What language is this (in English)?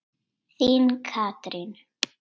Icelandic